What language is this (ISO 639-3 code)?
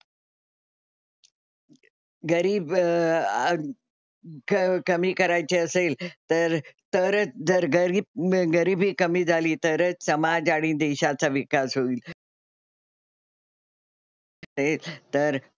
mar